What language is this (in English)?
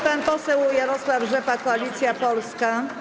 Polish